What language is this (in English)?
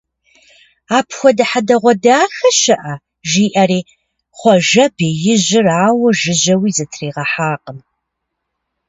Kabardian